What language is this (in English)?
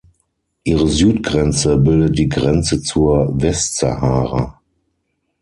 German